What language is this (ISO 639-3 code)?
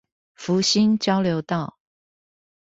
zho